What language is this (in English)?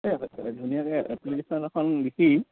Assamese